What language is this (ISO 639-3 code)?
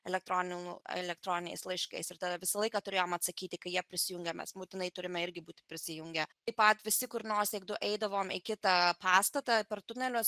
lit